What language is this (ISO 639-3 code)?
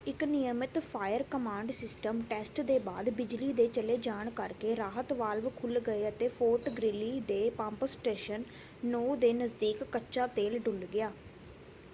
pan